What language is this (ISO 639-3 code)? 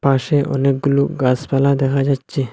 ben